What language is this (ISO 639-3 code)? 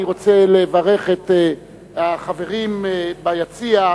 heb